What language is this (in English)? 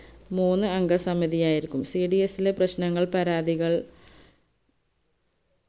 Malayalam